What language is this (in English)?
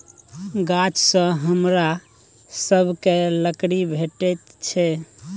Maithili